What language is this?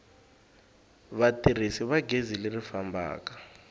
Tsonga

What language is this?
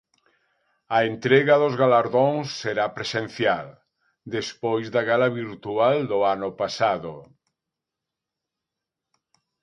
Galician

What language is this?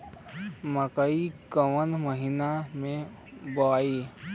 Bhojpuri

